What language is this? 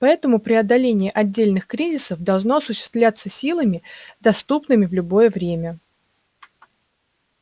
Russian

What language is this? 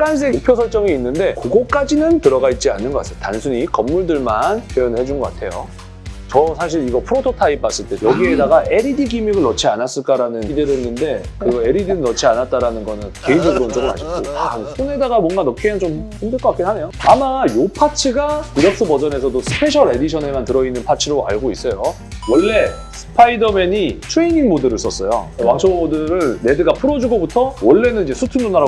Korean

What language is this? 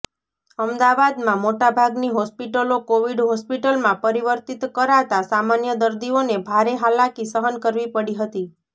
Gujarati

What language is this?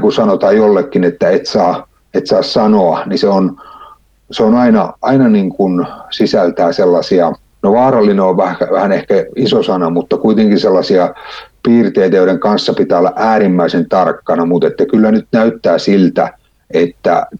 Finnish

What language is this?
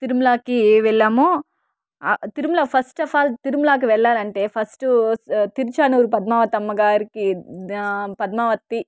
Telugu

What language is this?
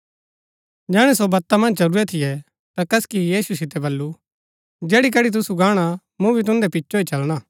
Gaddi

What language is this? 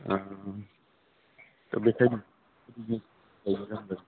Bodo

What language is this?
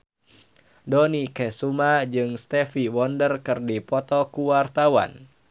Sundanese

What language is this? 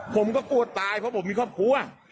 Thai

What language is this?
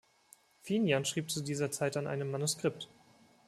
German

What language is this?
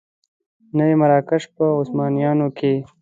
Pashto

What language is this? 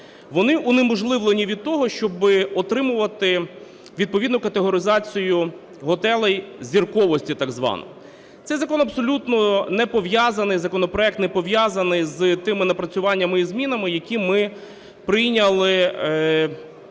Ukrainian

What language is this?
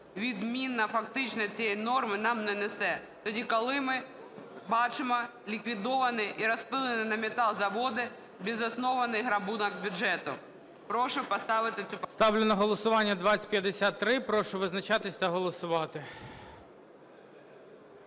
Ukrainian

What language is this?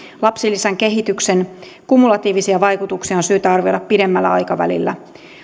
Finnish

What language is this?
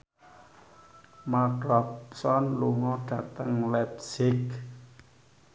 Javanese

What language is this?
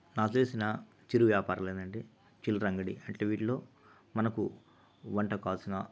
Telugu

